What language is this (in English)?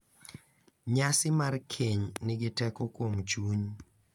Luo (Kenya and Tanzania)